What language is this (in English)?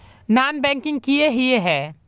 Magahi